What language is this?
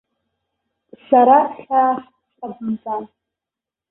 Abkhazian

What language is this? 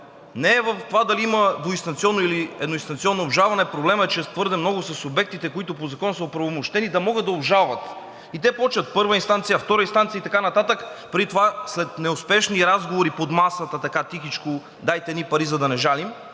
Bulgarian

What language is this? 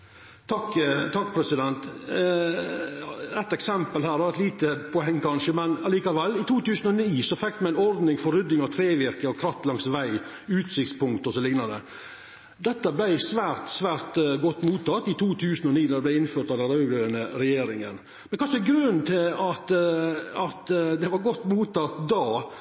Norwegian Nynorsk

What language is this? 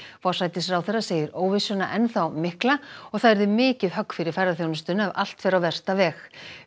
Icelandic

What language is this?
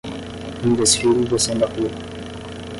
Portuguese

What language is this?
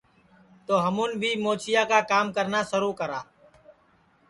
Sansi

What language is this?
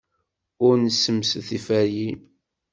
Kabyle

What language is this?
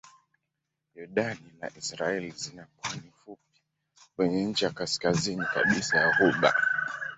Swahili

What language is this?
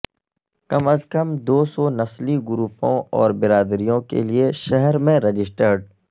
Urdu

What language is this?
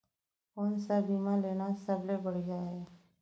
Chhattisgarhi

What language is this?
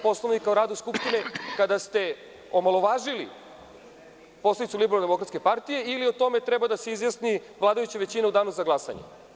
Serbian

